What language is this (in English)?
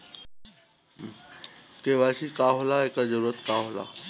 Bhojpuri